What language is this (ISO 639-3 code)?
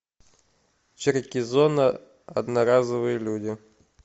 rus